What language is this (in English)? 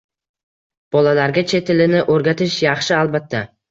Uzbek